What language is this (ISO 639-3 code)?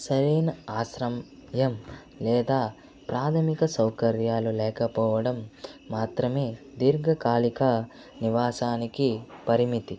tel